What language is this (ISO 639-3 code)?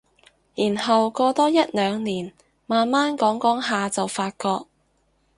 yue